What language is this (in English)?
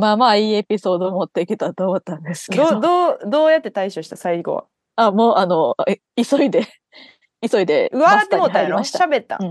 Japanese